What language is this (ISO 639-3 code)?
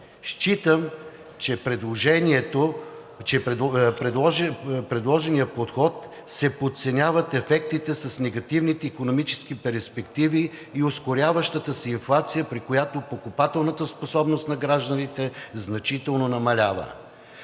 bul